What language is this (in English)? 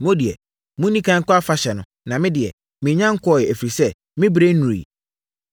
Akan